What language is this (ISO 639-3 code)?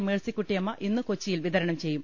mal